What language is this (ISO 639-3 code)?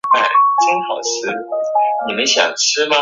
zho